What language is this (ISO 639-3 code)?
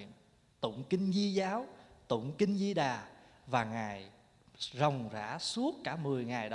vie